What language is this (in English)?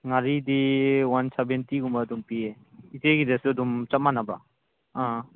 Manipuri